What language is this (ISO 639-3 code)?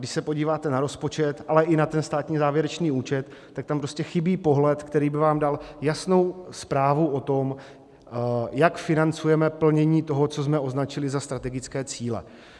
ces